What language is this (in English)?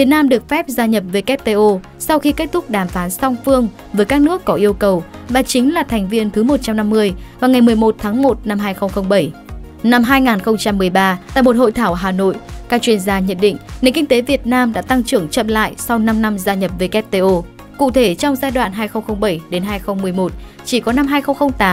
Vietnamese